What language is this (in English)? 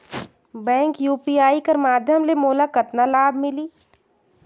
Chhattisgarhi